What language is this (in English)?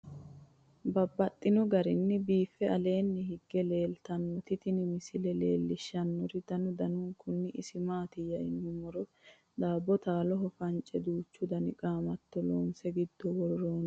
Sidamo